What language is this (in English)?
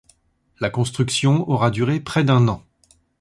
French